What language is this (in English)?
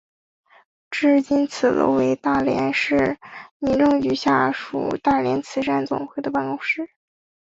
Chinese